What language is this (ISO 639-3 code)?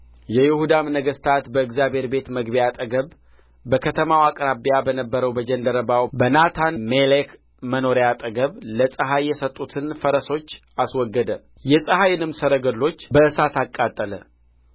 amh